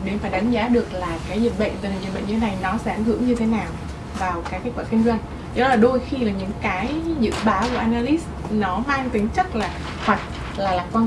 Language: Vietnamese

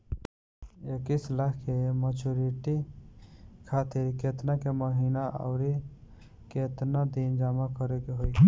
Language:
Bhojpuri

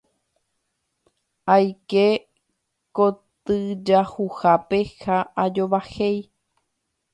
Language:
Guarani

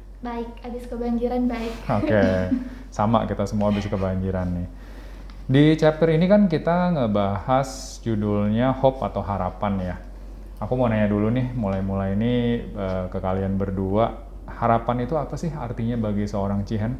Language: Indonesian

